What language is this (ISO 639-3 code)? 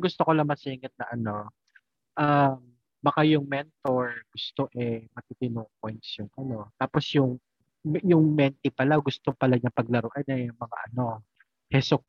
fil